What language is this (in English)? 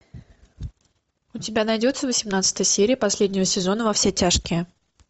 Russian